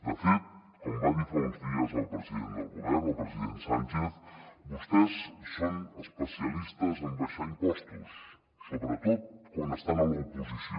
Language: Catalan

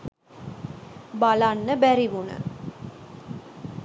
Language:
Sinhala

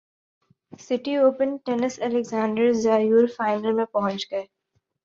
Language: Urdu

